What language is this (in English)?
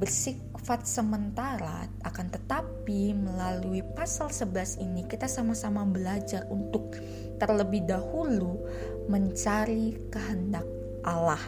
Indonesian